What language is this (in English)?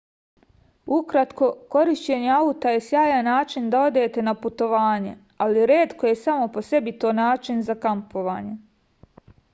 Serbian